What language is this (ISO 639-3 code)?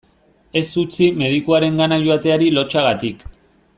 eus